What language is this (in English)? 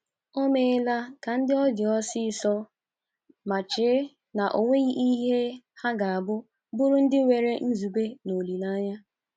Igbo